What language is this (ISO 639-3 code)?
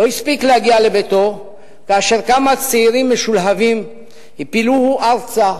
heb